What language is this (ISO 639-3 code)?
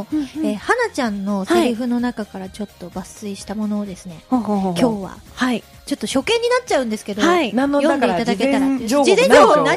jpn